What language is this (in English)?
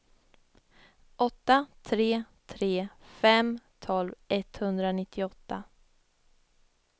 Swedish